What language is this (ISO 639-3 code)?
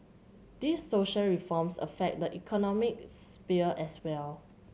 eng